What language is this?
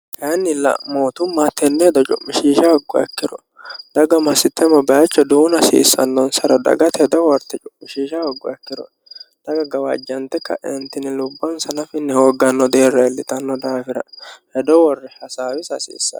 Sidamo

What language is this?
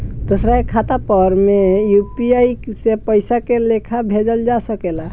Bhojpuri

